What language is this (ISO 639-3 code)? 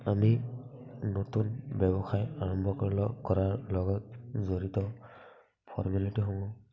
asm